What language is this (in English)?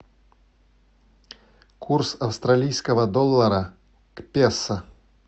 Russian